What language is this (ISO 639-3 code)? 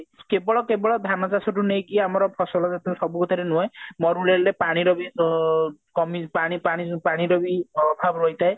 ori